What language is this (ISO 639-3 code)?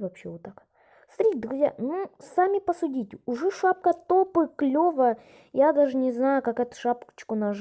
rus